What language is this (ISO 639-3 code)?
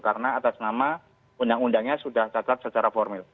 ind